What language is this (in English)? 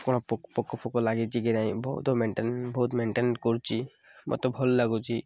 Odia